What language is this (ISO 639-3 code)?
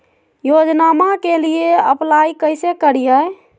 mag